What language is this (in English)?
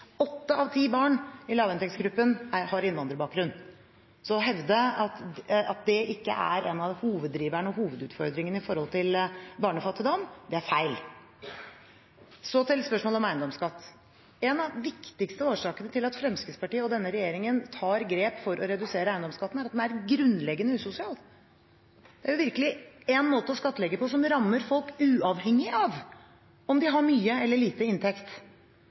Norwegian Bokmål